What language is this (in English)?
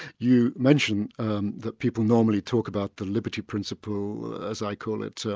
English